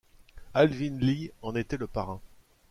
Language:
French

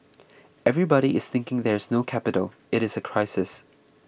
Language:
English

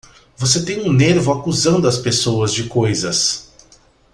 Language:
Portuguese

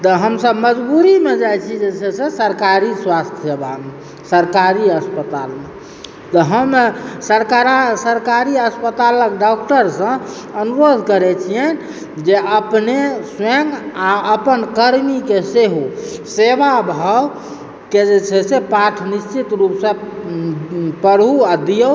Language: Maithili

